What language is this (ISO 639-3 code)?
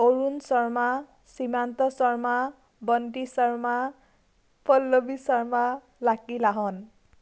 asm